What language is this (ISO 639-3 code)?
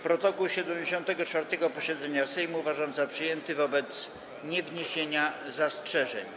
pol